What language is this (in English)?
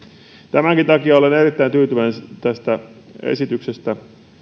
Finnish